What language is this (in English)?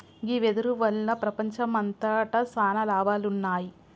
Telugu